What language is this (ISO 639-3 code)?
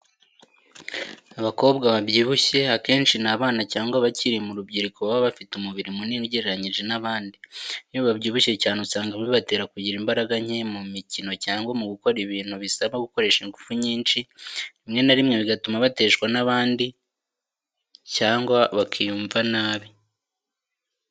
kin